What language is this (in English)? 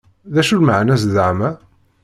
Kabyle